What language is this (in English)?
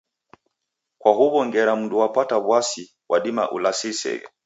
Taita